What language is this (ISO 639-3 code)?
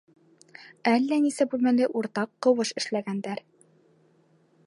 bak